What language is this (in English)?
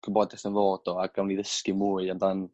Welsh